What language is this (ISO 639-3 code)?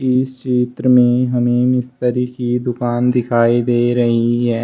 hin